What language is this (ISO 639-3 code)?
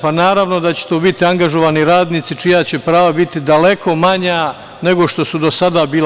srp